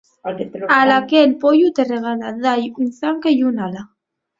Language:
Asturian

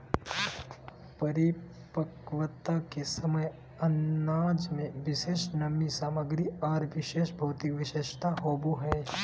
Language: Magahi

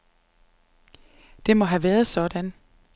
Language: Danish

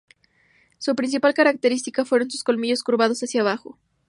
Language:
Spanish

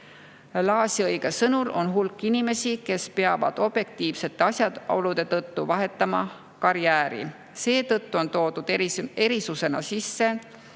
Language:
Estonian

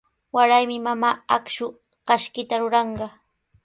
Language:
Sihuas Ancash Quechua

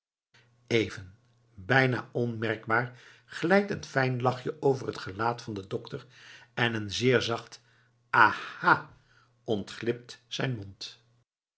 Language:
Dutch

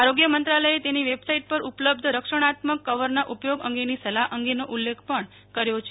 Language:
Gujarati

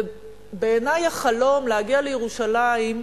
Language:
Hebrew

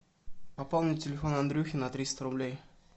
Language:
Russian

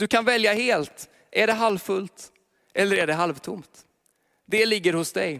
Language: Swedish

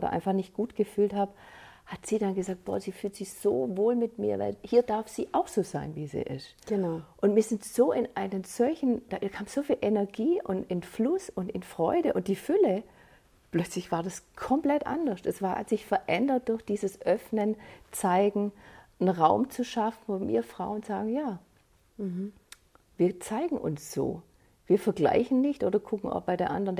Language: German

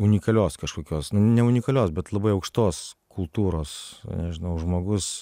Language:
Lithuanian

